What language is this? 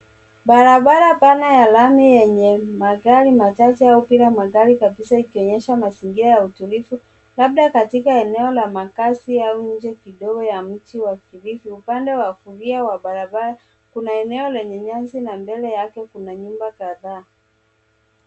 Swahili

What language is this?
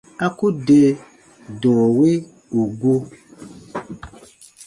Baatonum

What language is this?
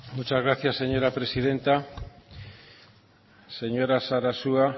Spanish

